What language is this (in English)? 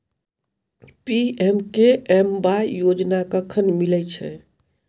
Maithili